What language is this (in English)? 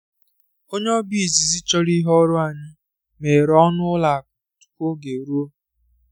Igbo